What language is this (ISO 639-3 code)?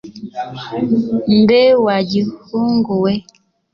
kin